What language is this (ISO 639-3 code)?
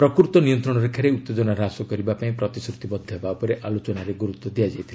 ori